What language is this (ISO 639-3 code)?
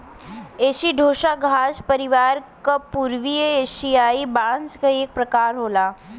bho